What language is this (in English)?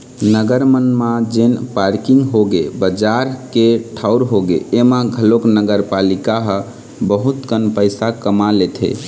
Chhattisgarhi